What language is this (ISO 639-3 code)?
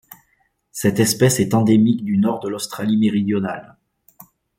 fra